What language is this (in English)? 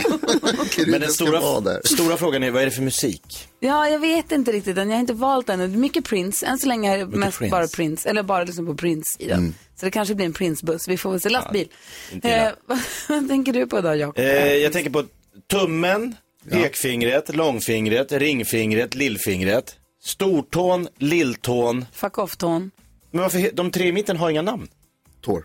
Swedish